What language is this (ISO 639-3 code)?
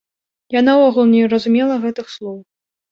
bel